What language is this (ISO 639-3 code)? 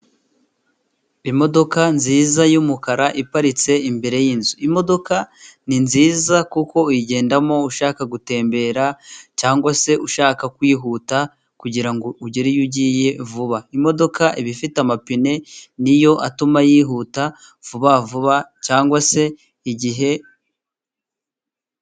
kin